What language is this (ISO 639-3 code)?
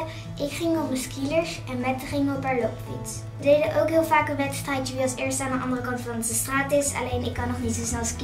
nld